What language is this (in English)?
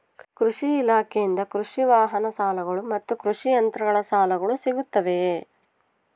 Kannada